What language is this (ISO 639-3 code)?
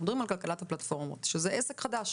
heb